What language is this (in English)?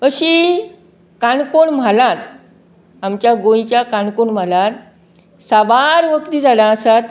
Konkani